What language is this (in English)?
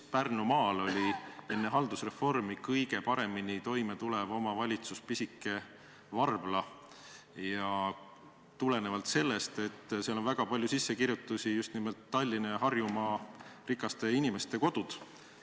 Estonian